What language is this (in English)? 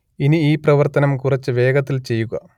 Malayalam